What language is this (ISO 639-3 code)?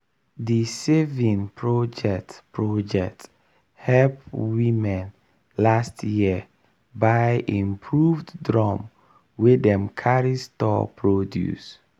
pcm